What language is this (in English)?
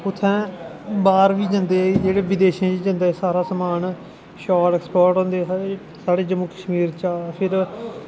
Dogri